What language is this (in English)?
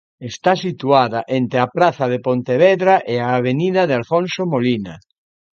Galician